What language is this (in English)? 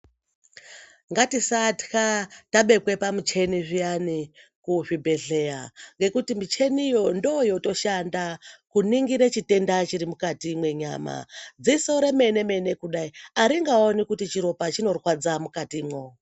Ndau